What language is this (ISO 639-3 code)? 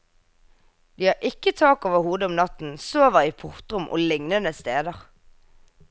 nor